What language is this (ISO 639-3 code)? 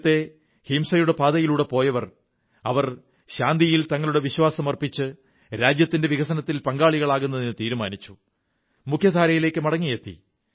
mal